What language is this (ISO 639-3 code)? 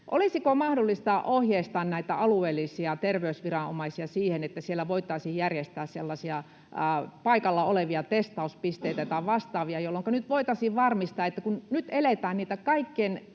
fin